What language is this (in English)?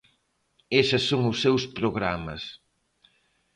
Galician